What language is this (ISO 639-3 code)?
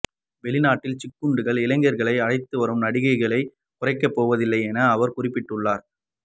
tam